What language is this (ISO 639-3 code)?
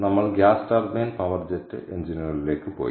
mal